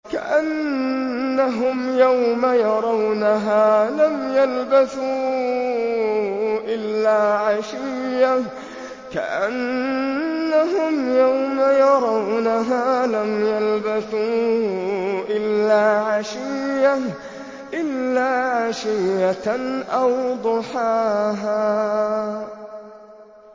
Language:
Arabic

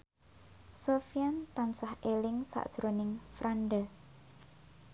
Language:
Javanese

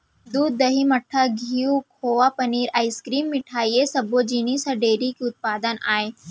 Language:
Chhattisgarhi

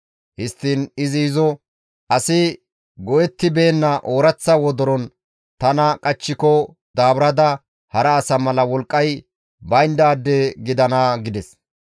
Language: Gamo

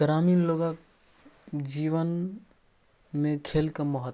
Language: Maithili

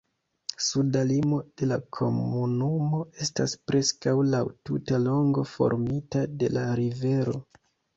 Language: Esperanto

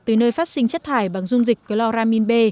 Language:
Vietnamese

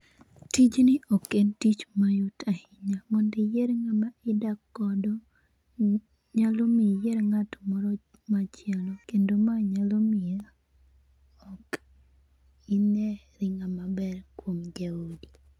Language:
Luo (Kenya and Tanzania)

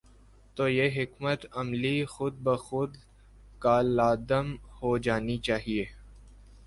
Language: Urdu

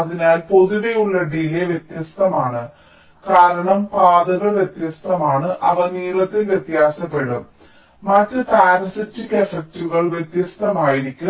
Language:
Malayalam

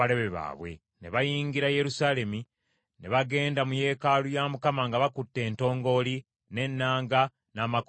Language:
Ganda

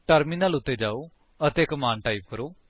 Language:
Punjabi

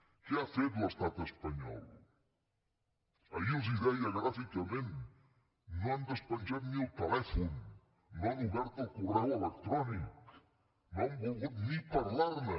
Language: Catalan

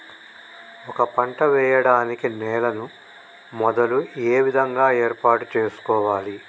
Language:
Telugu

